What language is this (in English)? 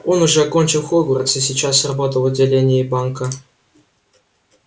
Russian